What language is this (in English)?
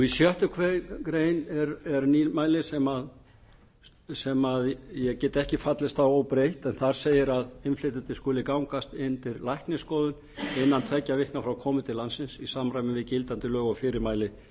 Icelandic